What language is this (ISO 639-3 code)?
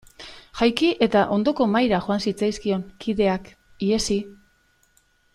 eus